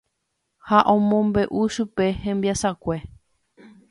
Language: Guarani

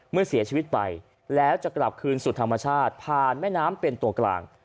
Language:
Thai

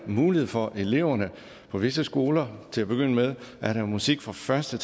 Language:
Danish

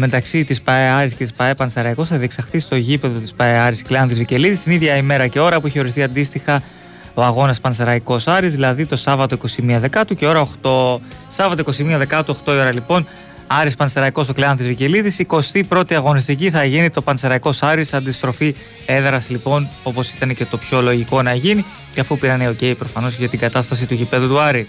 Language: Greek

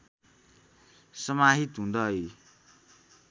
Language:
Nepali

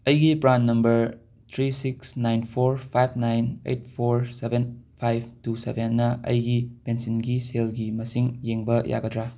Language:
Manipuri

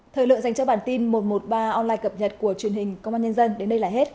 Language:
Vietnamese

